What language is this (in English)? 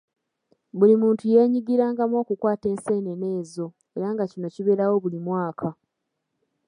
Ganda